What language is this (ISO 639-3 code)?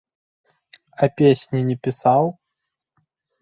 bel